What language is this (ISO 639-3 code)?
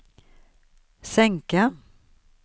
swe